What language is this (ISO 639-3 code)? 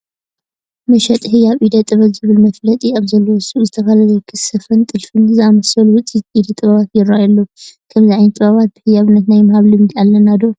tir